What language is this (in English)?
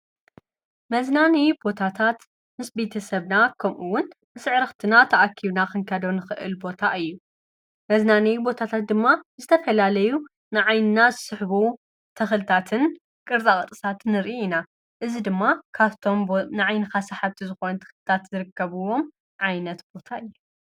Tigrinya